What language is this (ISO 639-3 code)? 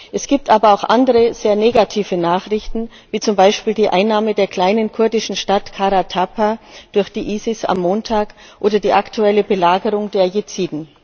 deu